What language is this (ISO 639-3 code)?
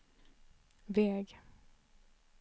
swe